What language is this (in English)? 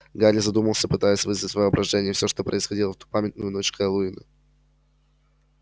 Russian